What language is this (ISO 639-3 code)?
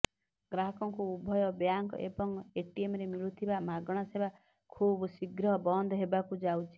ori